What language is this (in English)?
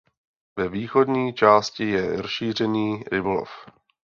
Czech